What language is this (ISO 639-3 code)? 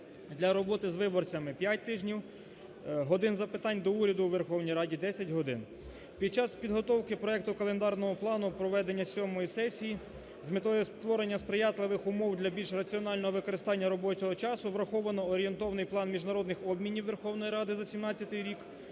ukr